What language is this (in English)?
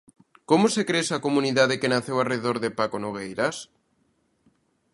Galician